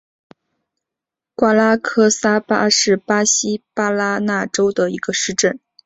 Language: Chinese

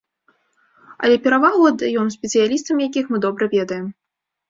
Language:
Belarusian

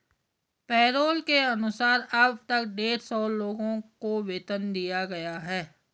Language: Hindi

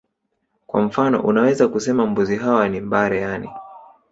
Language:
Swahili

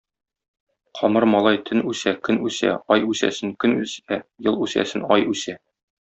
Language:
Tatar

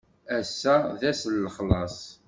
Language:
Kabyle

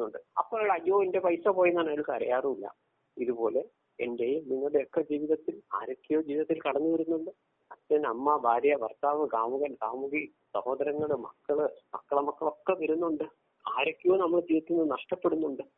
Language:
Malayalam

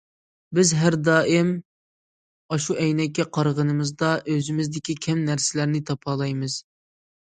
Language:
Uyghur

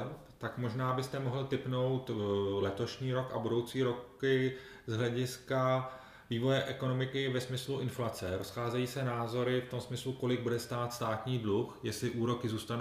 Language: Czech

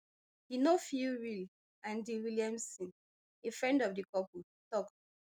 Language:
Nigerian Pidgin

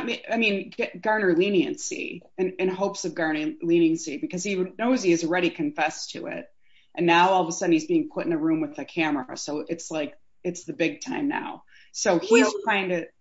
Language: English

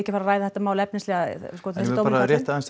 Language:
Icelandic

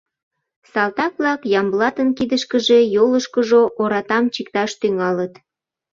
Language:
Mari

